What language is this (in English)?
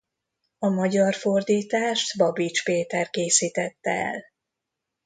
Hungarian